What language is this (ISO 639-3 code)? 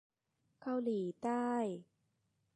tha